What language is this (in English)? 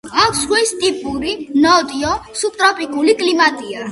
Georgian